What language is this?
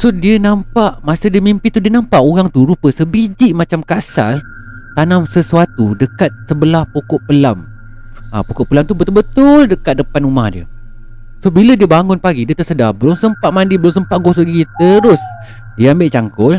Malay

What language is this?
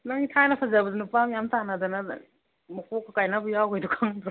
Manipuri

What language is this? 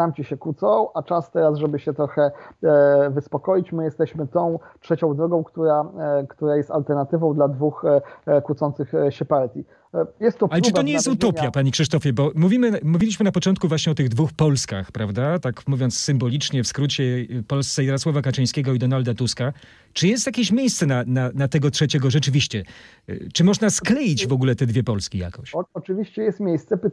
Polish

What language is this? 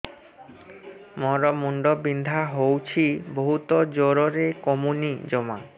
Odia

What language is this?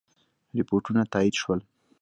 Pashto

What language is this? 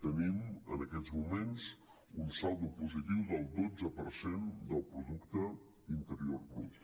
Catalan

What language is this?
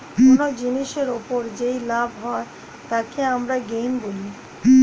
Bangla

